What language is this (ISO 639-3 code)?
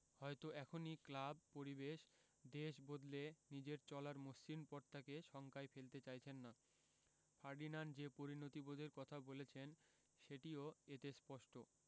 ben